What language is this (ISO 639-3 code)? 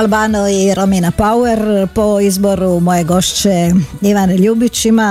hrv